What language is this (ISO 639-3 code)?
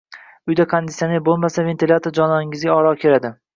uzb